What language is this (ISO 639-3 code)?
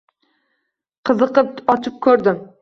uzb